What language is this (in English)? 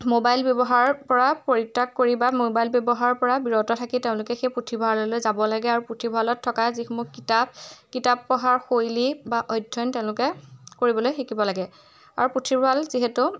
Assamese